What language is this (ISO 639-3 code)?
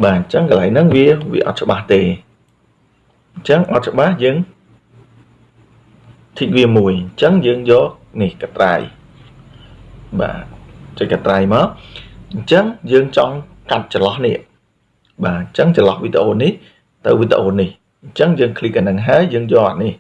vie